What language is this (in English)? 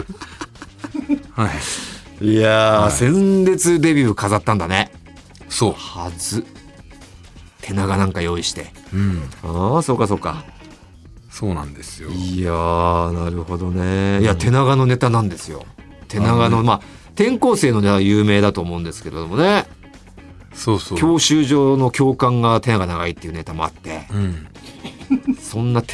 Japanese